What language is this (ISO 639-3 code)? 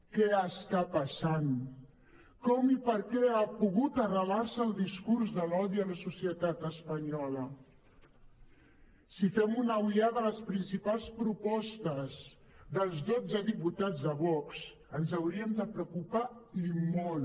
cat